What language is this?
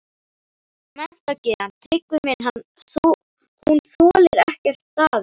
Icelandic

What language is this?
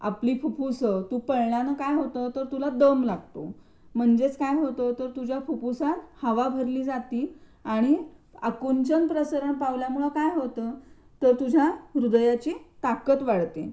Marathi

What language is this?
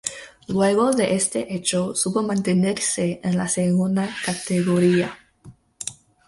Spanish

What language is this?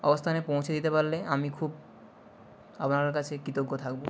Bangla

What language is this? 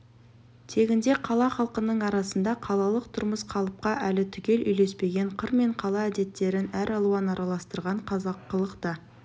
Kazakh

